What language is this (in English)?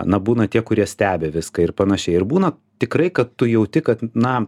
Lithuanian